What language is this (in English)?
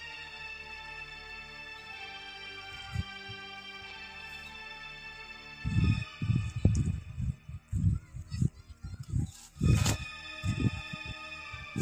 Romanian